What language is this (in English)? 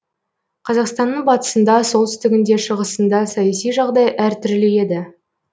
Kazakh